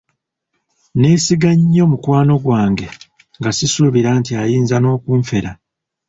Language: Ganda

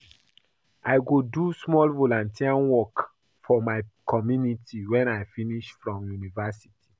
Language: Nigerian Pidgin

